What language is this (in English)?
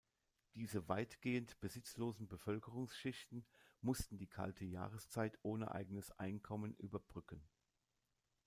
German